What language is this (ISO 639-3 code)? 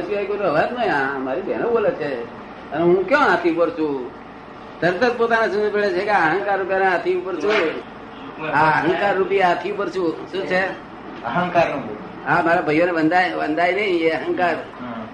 guj